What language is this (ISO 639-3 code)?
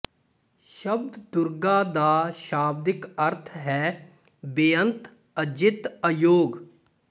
pan